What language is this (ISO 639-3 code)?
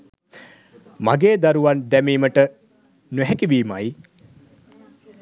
sin